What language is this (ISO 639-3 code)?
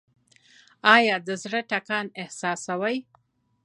pus